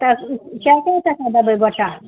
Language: Maithili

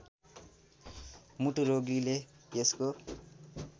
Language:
Nepali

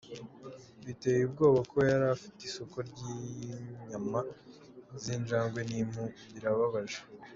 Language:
Kinyarwanda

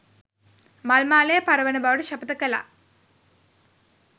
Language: Sinhala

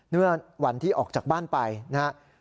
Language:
Thai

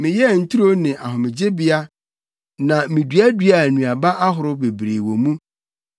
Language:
Akan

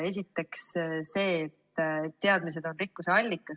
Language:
Estonian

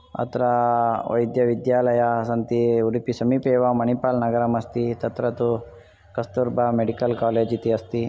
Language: Sanskrit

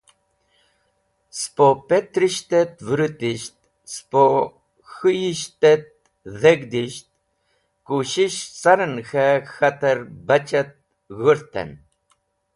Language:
Wakhi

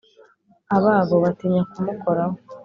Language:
Kinyarwanda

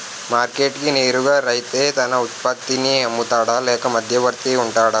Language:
Telugu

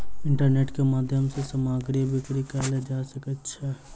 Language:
Maithili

